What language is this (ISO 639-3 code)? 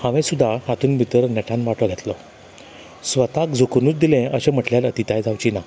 kok